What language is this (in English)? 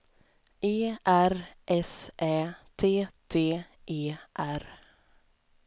Swedish